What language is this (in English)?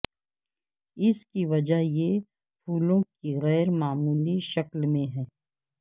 Urdu